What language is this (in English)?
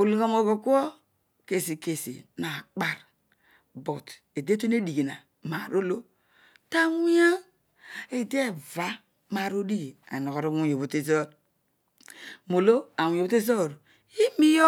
Odual